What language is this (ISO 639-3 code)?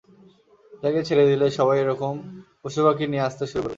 ben